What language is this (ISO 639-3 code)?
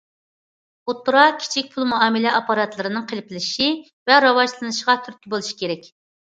uig